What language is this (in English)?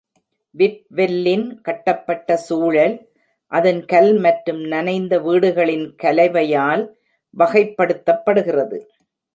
Tamil